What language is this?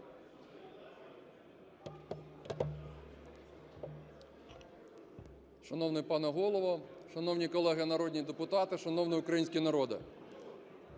Ukrainian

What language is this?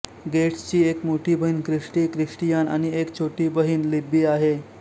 Marathi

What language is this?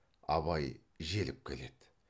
Kazakh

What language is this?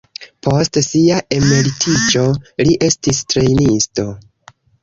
Esperanto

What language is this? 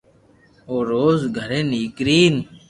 Loarki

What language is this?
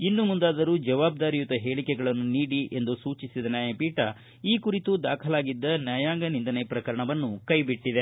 Kannada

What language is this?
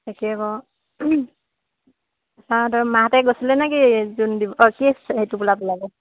Assamese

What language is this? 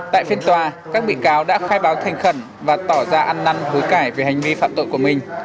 Vietnamese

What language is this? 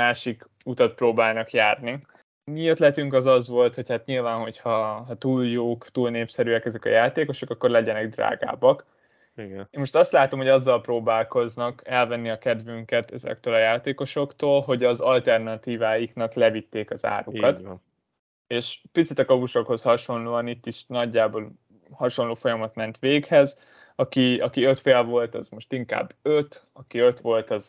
Hungarian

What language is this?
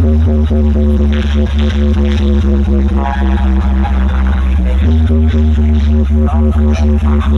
English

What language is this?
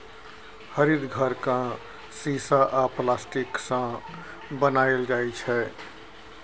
Maithili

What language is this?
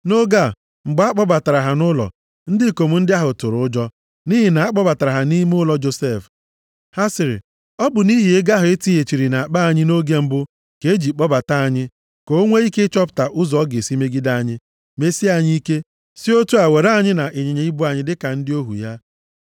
Igbo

